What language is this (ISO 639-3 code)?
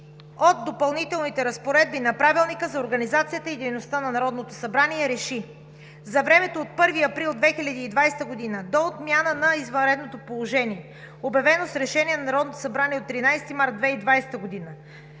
bul